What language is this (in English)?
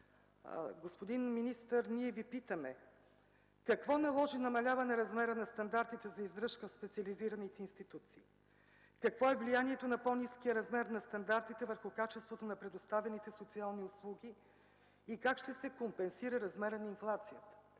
Bulgarian